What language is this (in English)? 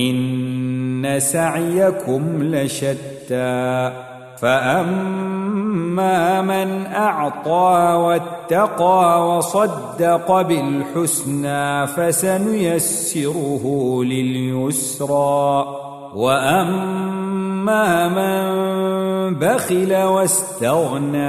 Arabic